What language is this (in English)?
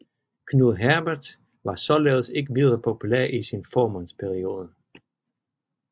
Danish